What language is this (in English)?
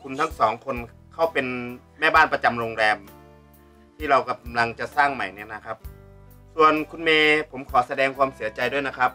Thai